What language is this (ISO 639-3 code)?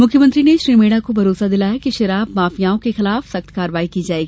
hin